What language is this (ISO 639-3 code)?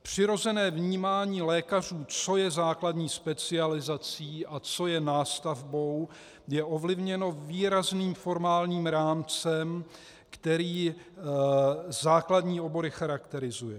ces